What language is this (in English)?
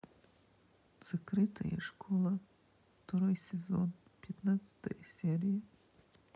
Russian